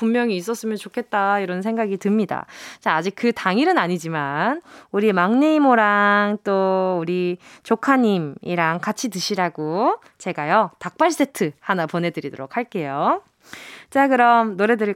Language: Korean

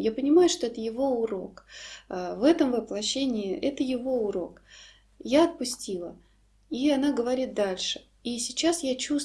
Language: Russian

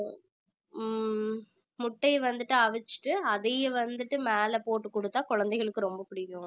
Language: Tamil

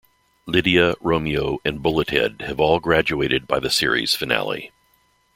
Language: English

